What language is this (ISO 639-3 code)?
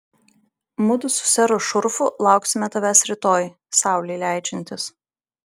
lit